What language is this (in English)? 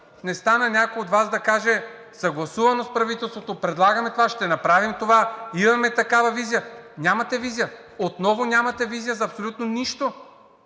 Bulgarian